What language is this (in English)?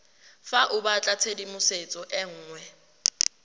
Tswana